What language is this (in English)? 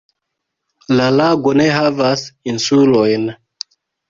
Esperanto